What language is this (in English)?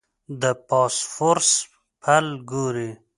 Pashto